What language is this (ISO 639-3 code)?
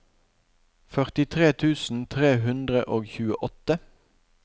nor